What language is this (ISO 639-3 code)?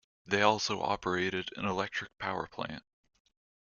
eng